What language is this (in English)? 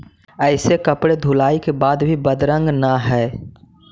Magahi